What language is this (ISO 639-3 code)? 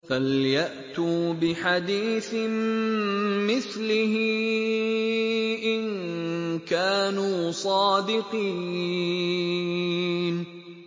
ara